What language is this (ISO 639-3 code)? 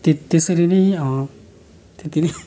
nep